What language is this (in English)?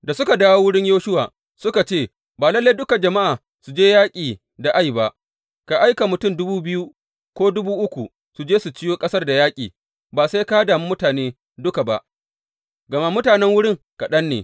Hausa